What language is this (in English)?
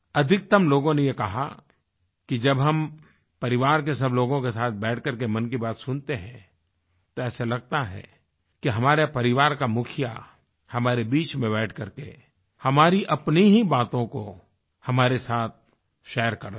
Hindi